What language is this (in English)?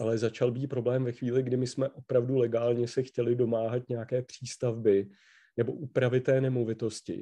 Czech